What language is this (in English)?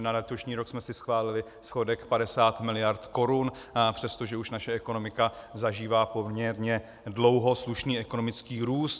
Czech